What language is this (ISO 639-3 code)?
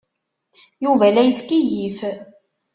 kab